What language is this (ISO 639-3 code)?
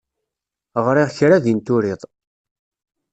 kab